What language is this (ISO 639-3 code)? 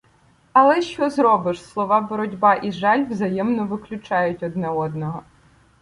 ukr